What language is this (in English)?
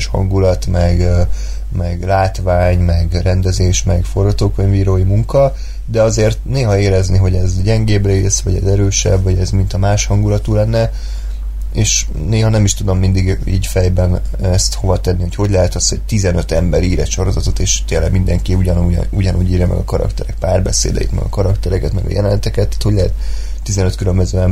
Hungarian